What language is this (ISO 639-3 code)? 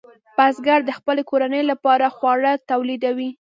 pus